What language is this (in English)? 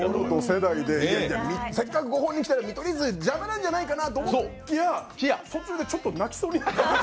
Japanese